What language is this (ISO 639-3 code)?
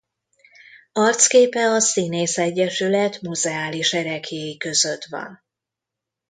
hun